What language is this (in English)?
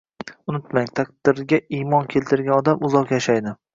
Uzbek